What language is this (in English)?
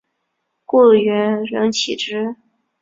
Chinese